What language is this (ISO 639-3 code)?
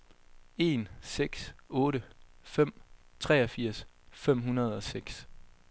dan